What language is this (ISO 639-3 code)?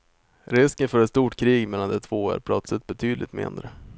swe